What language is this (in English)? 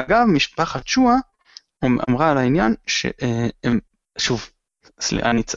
Hebrew